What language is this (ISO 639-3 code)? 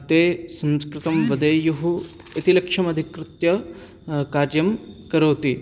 san